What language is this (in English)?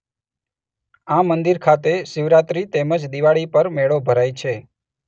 Gujarati